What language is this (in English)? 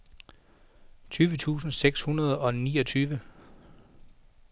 Danish